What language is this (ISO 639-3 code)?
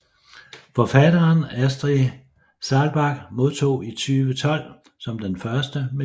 dan